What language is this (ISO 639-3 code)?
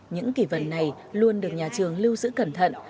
vie